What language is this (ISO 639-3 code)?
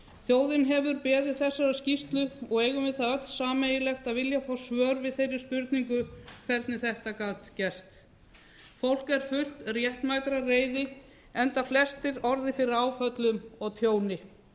isl